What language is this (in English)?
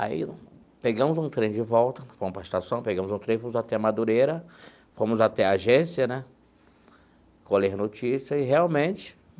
Portuguese